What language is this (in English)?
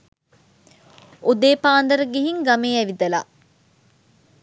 Sinhala